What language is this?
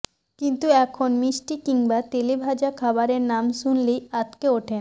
Bangla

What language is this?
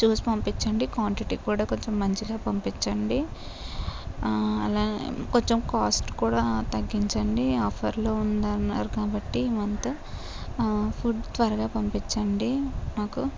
Telugu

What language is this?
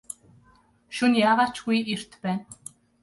Mongolian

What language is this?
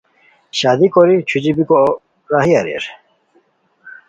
Khowar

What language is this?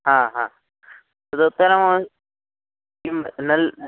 Sanskrit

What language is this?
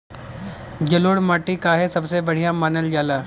Bhojpuri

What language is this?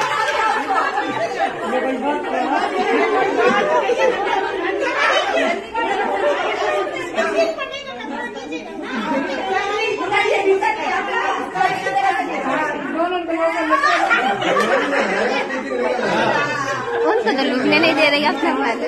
Arabic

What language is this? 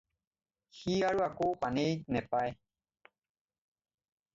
Assamese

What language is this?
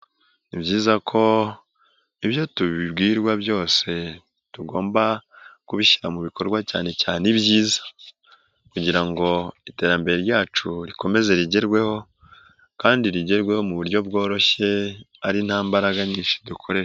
Kinyarwanda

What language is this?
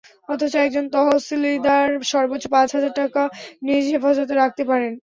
Bangla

